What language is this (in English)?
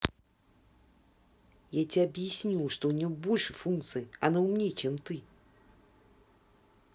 Russian